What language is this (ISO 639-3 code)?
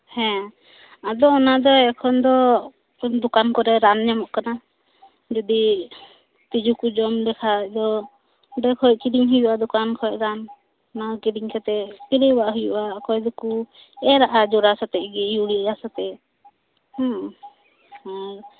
sat